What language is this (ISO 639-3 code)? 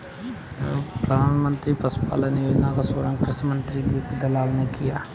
hin